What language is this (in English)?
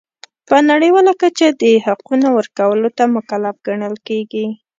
Pashto